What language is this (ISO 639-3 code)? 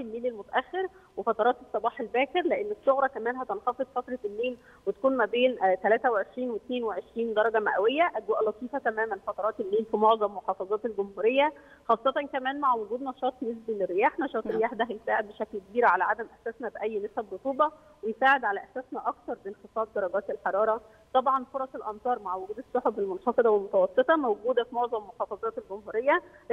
ara